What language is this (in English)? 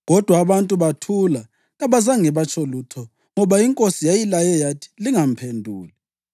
North Ndebele